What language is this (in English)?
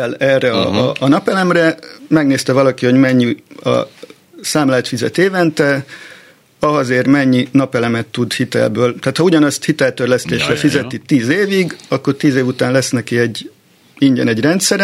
Hungarian